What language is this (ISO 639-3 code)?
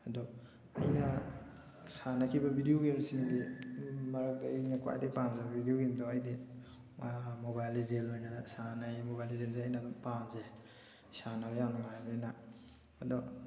mni